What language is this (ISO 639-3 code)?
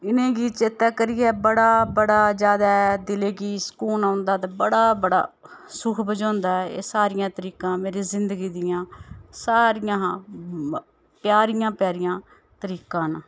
doi